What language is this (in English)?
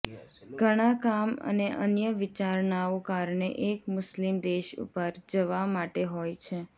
Gujarati